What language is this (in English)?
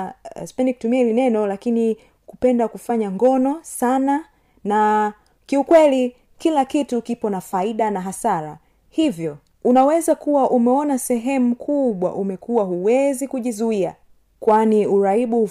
Swahili